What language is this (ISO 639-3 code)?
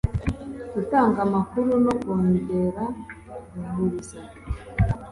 kin